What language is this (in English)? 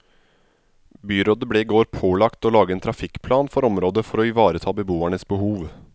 Norwegian